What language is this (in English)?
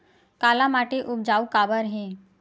Chhattisgarhi